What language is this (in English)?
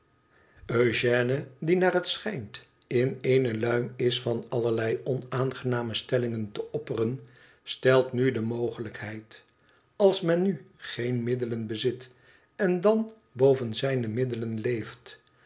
Dutch